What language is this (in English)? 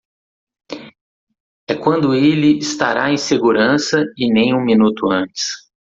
Portuguese